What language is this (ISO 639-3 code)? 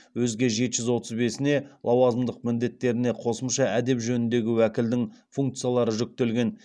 kaz